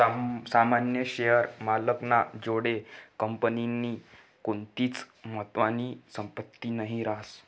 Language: Marathi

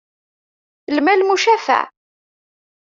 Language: Kabyle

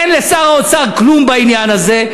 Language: Hebrew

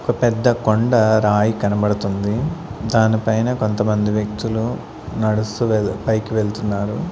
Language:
Telugu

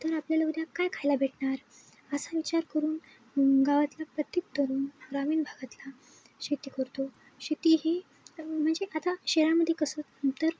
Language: Marathi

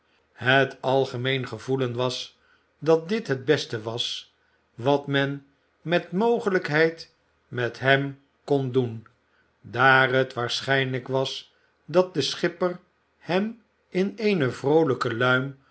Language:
Dutch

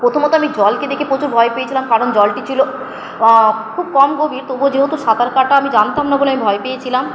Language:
Bangla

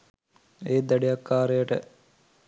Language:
Sinhala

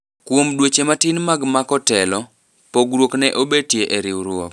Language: Luo (Kenya and Tanzania)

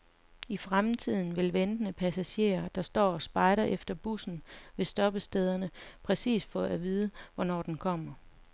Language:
Danish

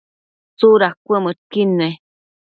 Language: Matsés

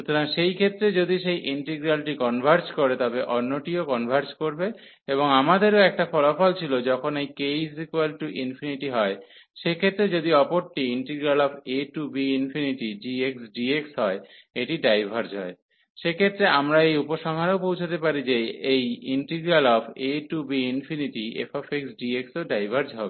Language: Bangla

